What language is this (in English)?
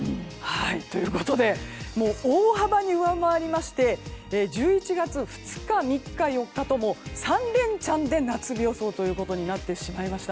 Japanese